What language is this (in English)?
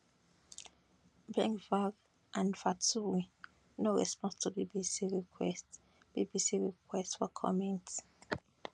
Nigerian Pidgin